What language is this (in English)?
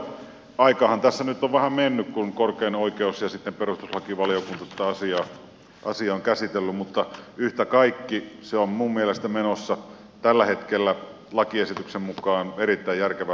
Finnish